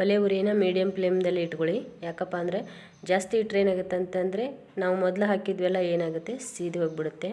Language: Kannada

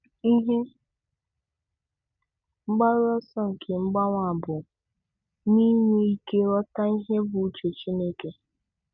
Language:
Igbo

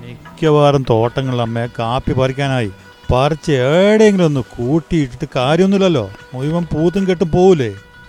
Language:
Malayalam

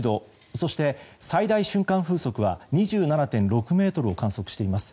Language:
Japanese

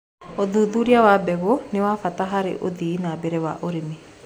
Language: Kikuyu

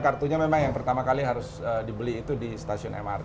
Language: Indonesian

